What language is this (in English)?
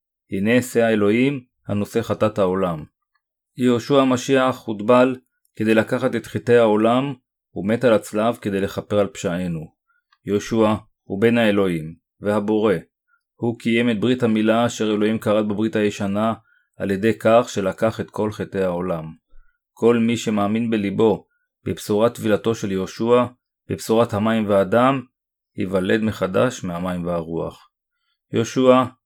Hebrew